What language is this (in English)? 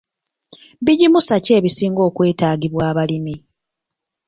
Ganda